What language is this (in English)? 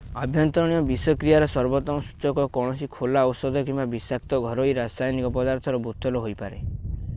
Odia